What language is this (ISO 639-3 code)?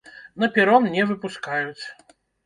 bel